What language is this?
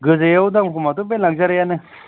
Bodo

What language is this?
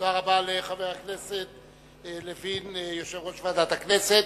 Hebrew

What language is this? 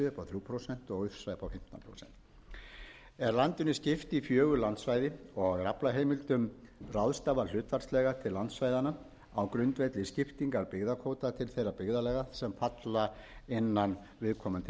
Icelandic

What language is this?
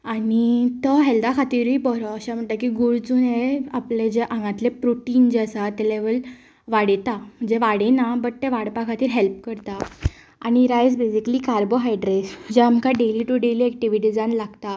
Konkani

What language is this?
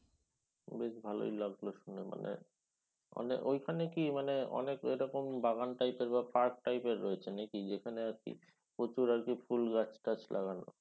Bangla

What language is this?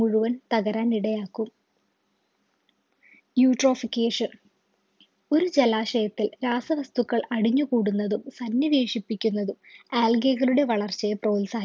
Malayalam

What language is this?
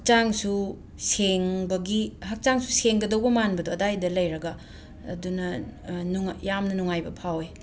Manipuri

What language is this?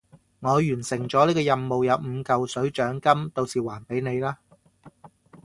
Cantonese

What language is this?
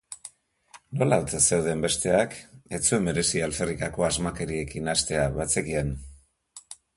Basque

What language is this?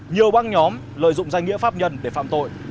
Vietnamese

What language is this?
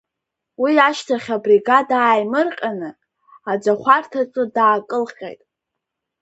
Abkhazian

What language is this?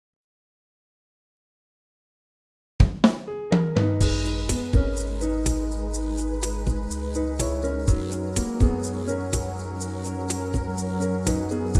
English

